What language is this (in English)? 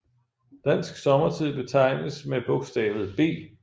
Danish